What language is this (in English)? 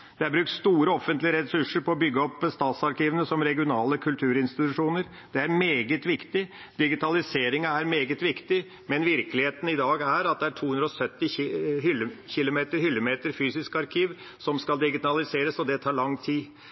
Norwegian Bokmål